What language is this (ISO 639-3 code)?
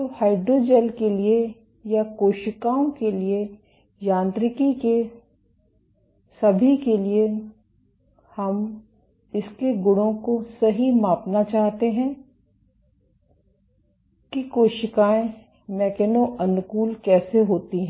hin